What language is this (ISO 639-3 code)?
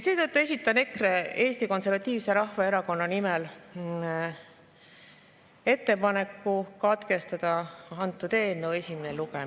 est